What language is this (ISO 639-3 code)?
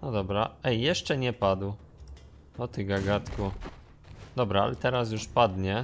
pol